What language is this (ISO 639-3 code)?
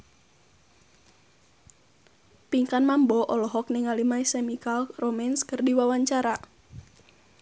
sun